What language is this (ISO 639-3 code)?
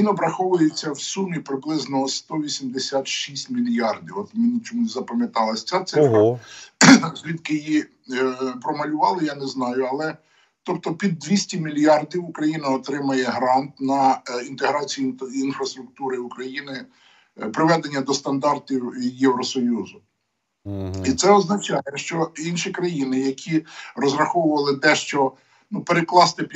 ukr